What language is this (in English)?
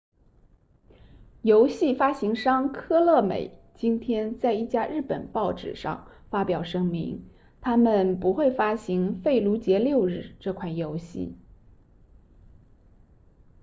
Chinese